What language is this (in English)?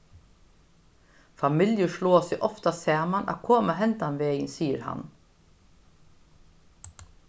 Faroese